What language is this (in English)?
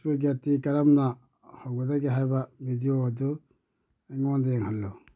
Manipuri